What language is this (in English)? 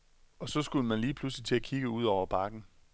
Danish